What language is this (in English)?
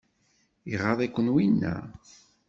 Kabyle